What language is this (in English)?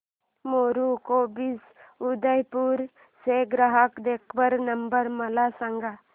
Marathi